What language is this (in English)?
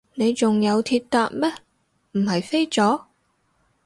Cantonese